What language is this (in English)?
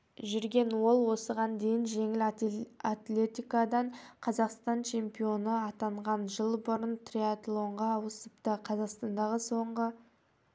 Kazakh